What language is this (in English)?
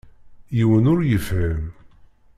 Kabyle